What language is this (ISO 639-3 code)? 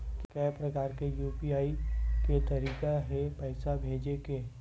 hne